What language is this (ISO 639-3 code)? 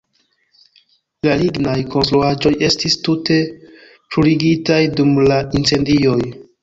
epo